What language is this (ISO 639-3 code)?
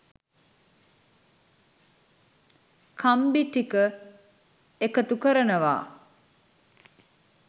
sin